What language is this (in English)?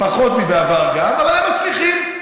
Hebrew